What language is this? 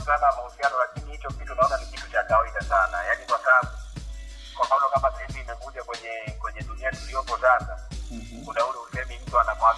Swahili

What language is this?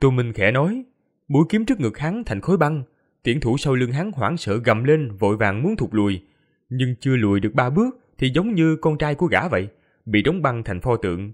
Vietnamese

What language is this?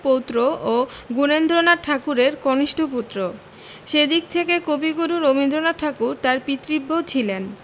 Bangla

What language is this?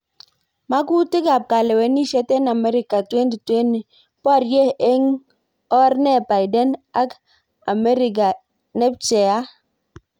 Kalenjin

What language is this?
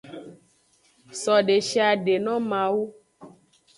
Aja (Benin)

